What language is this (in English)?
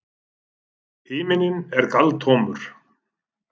Icelandic